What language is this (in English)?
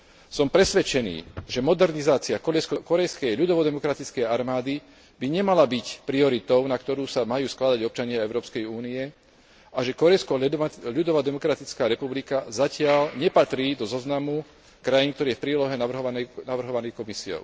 Slovak